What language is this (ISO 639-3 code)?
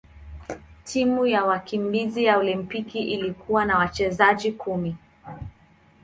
swa